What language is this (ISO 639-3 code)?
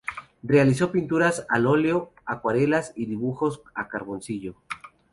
spa